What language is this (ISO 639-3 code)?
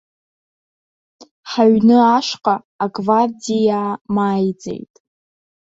abk